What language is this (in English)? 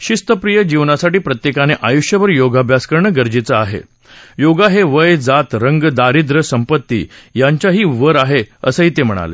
Marathi